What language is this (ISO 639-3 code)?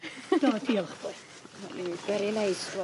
cym